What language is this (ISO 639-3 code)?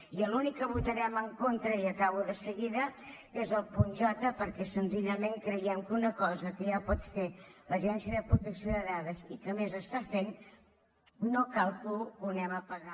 cat